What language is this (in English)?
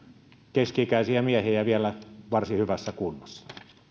Finnish